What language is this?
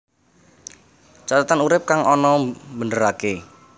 Javanese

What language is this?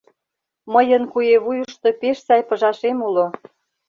Mari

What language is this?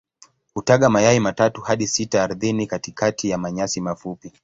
Swahili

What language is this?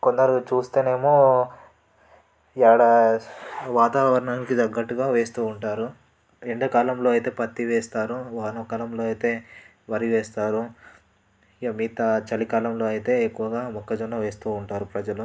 Telugu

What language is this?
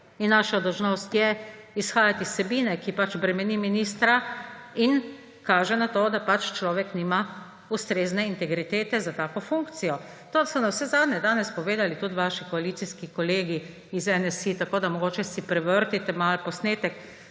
Slovenian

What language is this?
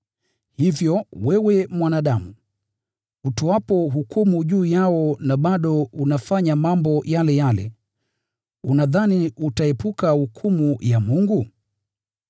Swahili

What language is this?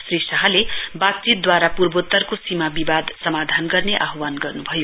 Nepali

